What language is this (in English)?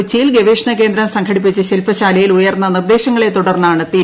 Malayalam